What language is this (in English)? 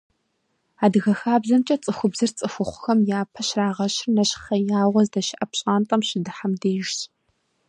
Kabardian